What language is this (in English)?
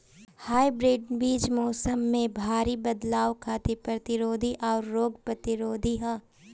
Bhojpuri